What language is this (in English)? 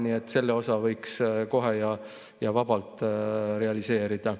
Estonian